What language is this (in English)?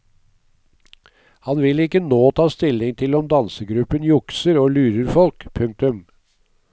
Norwegian